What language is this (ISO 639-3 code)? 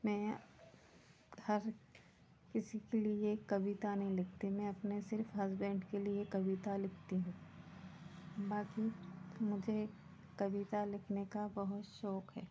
hin